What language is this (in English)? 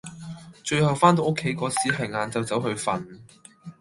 Cantonese